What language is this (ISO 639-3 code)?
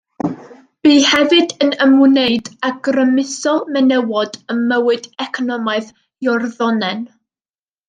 cym